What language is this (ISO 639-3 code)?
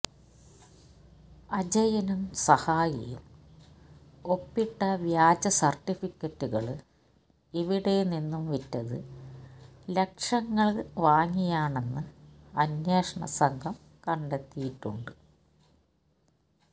mal